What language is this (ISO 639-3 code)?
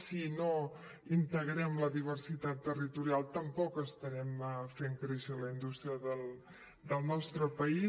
cat